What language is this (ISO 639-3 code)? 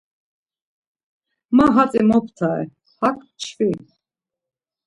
lzz